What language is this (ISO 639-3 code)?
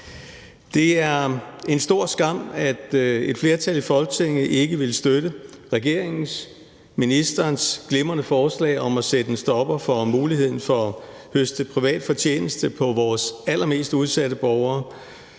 dan